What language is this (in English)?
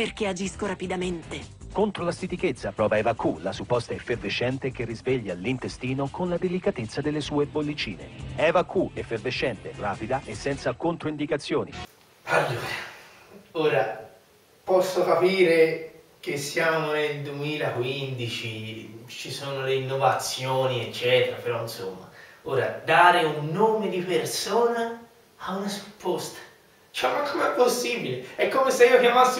Italian